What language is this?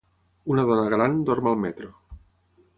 Catalan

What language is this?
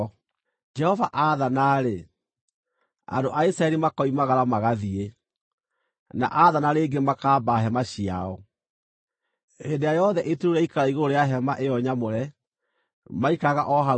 Kikuyu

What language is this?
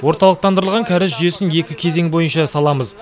Kazakh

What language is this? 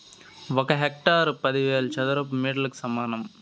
Telugu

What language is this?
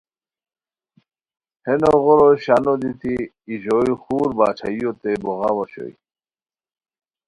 Khowar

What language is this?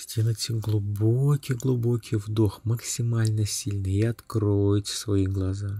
Russian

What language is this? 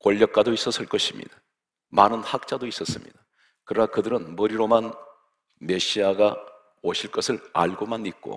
Korean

